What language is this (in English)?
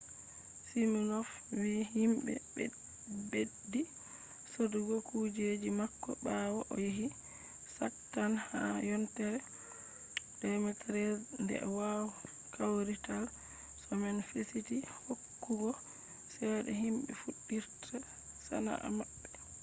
Fula